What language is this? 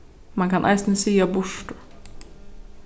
Faroese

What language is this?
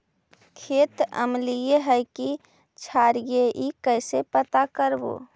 Magahi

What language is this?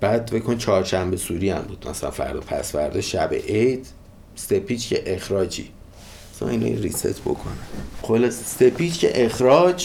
Persian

